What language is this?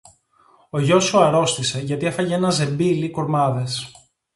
Greek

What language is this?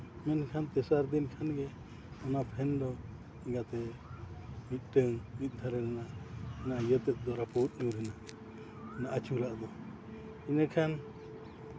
Santali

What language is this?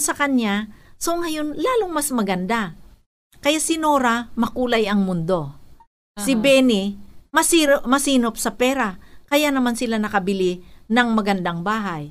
Filipino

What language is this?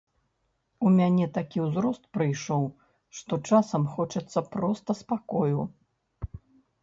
Belarusian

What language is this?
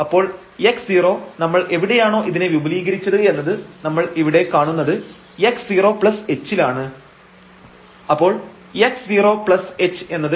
Malayalam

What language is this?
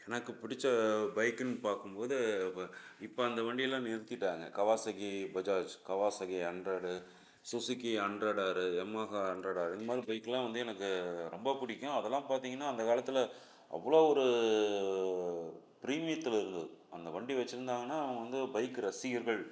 Tamil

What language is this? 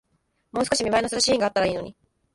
Japanese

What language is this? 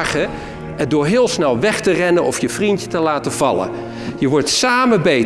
Dutch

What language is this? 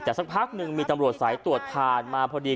Thai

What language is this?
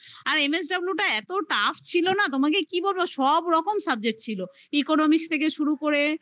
Bangla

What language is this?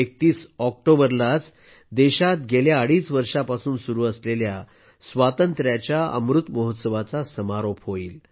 Marathi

